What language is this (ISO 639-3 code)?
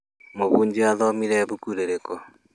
kik